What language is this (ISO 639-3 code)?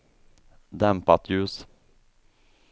swe